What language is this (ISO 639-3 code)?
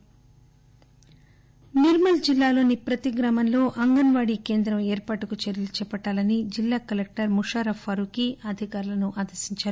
tel